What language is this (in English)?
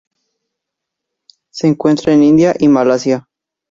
Spanish